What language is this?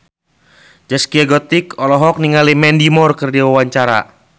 Sundanese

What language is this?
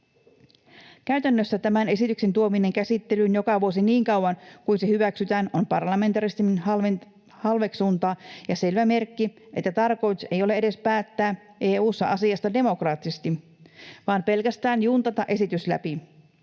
Finnish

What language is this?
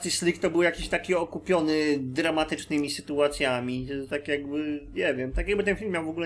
Polish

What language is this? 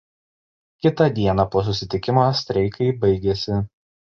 Lithuanian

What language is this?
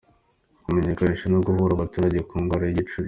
Kinyarwanda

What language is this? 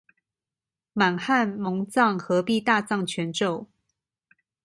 Chinese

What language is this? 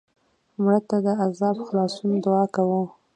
Pashto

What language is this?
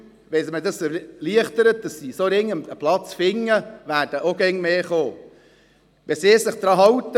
Swiss German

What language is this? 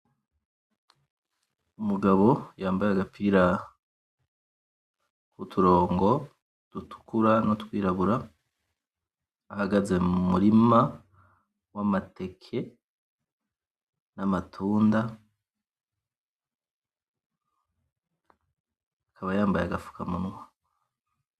Rundi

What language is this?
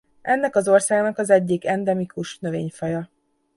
Hungarian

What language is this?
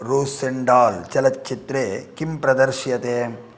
Sanskrit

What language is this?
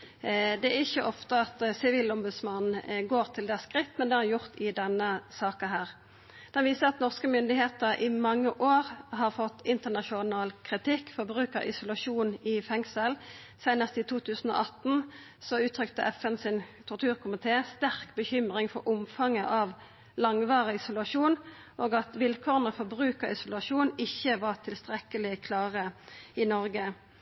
Norwegian Nynorsk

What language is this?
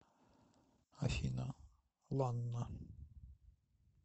Russian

